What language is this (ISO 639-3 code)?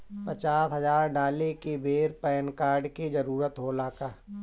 bho